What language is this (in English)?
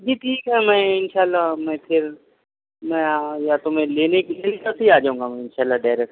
Urdu